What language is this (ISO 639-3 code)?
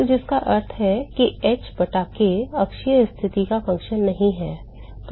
hin